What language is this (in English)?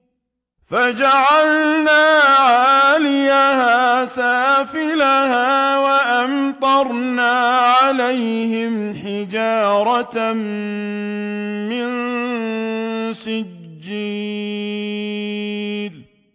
Arabic